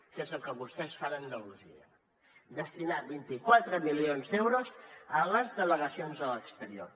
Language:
Catalan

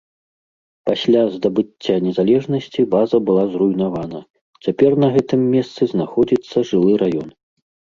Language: Belarusian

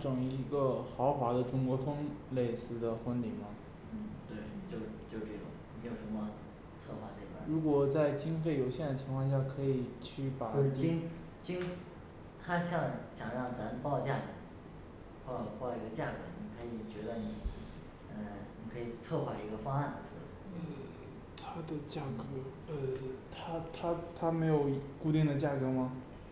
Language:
Chinese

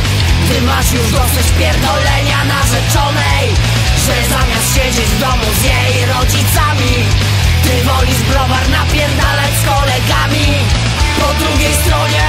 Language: Polish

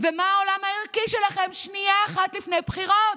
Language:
Hebrew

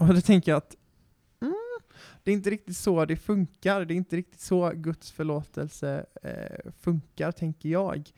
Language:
Swedish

